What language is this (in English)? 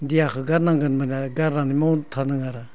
Bodo